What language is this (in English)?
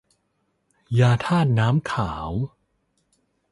Thai